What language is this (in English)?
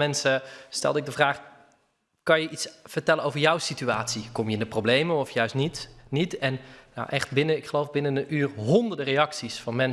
Dutch